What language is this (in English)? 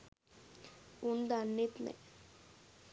Sinhala